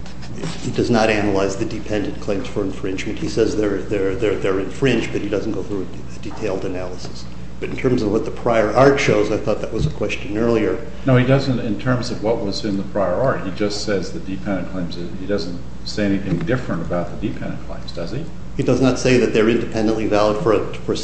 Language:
English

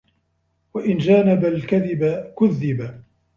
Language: Arabic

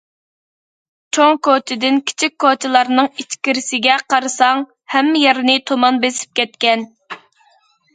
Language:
Uyghur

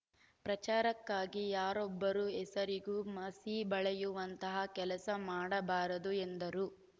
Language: Kannada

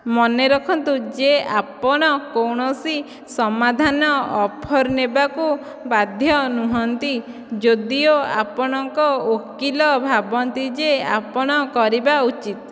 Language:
Odia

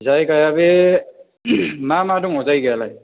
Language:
Bodo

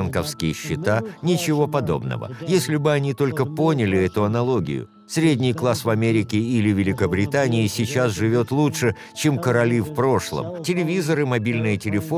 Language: Russian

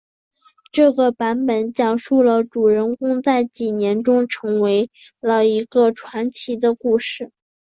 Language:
Chinese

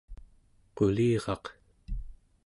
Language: Central Yupik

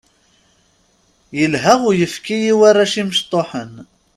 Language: Kabyle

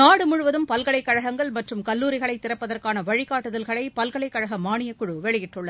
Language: Tamil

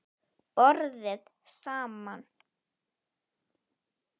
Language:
Icelandic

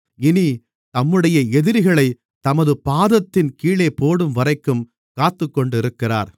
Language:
Tamil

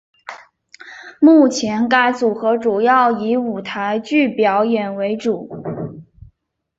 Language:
Chinese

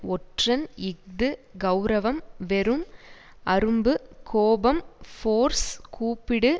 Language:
Tamil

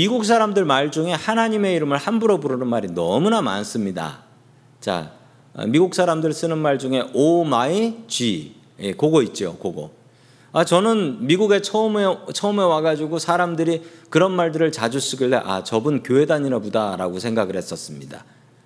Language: Korean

